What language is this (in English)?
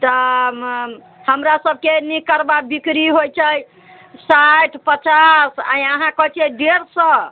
Maithili